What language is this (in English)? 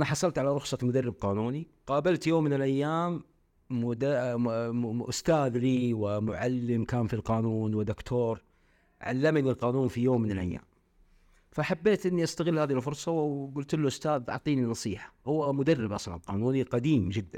Arabic